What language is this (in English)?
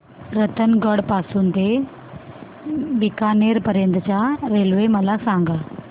Marathi